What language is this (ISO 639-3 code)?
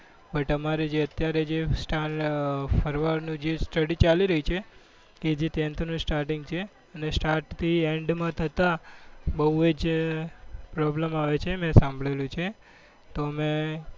guj